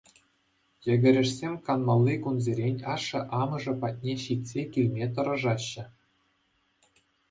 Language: Chuvash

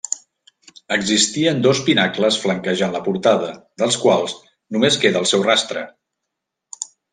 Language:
Catalan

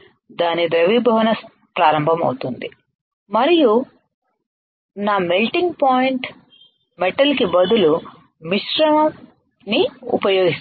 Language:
Telugu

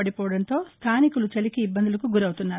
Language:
Telugu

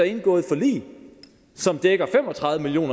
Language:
Danish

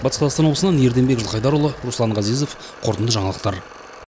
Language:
Kazakh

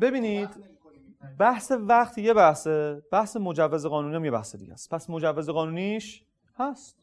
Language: Persian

